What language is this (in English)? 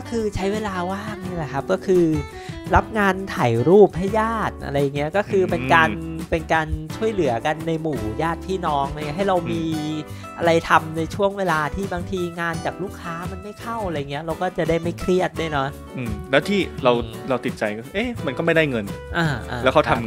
Thai